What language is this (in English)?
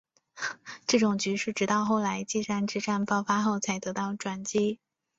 Chinese